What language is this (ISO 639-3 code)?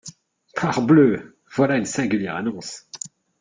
fra